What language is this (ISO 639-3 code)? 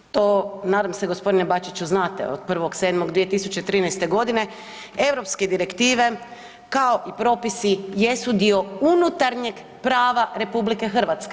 hrv